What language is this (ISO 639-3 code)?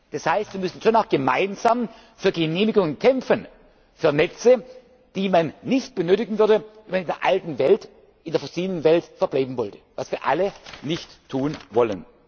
deu